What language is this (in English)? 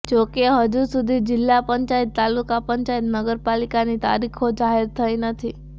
Gujarati